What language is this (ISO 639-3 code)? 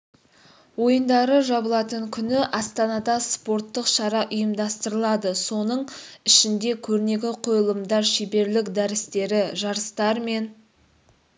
kaz